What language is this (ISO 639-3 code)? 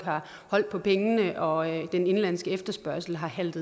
dan